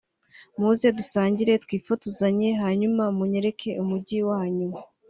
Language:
Kinyarwanda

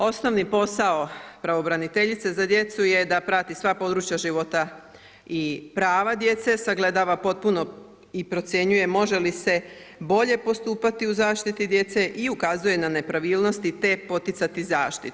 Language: Croatian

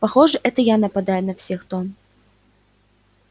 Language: Russian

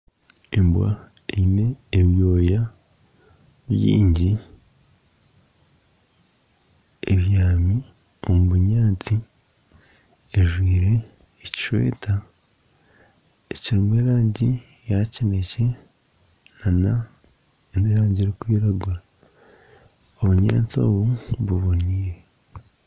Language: Nyankole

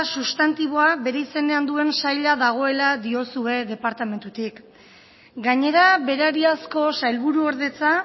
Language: Basque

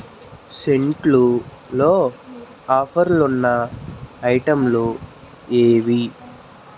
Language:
Telugu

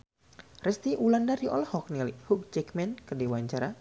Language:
Sundanese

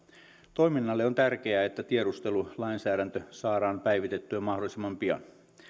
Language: Finnish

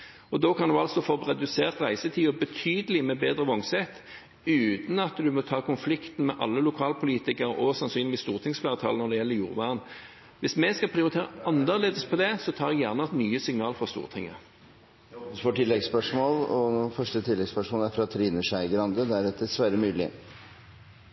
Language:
Norwegian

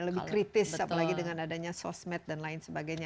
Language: Indonesian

